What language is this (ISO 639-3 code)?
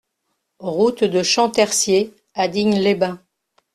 fra